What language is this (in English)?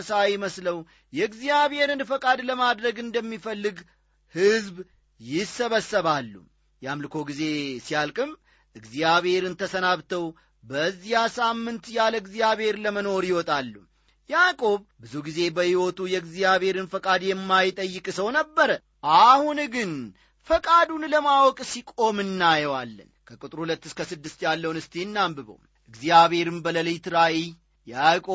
Amharic